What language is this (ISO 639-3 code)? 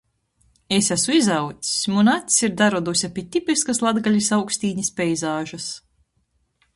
ltg